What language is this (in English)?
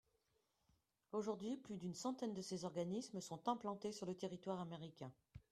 French